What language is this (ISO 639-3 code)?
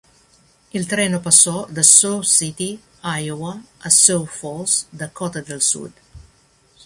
ita